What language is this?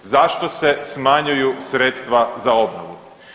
Croatian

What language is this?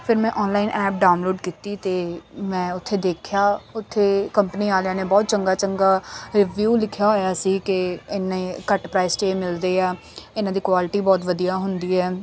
Punjabi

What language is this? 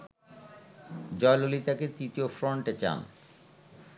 Bangla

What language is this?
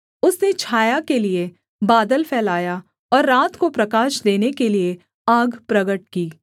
Hindi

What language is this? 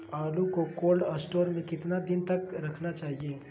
Magahi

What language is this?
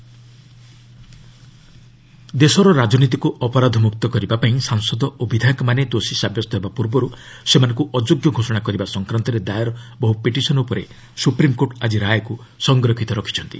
Odia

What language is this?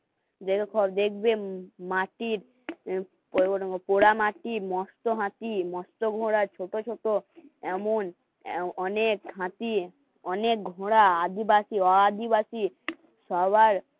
Bangla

